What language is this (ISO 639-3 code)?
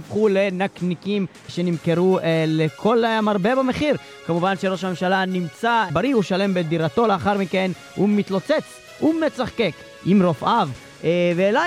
heb